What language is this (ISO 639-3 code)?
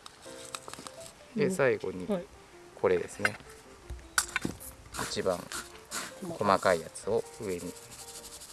jpn